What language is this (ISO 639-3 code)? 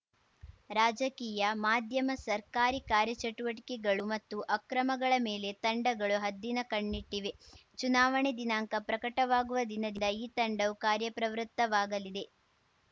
kan